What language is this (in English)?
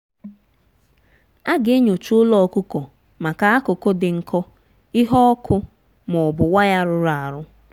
Igbo